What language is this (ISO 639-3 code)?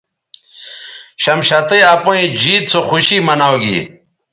btv